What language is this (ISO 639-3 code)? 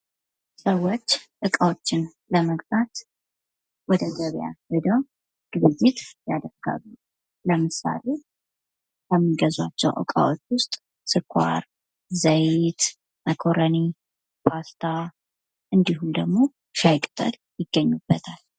amh